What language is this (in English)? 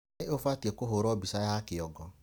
Kikuyu